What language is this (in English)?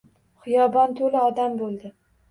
Uzbek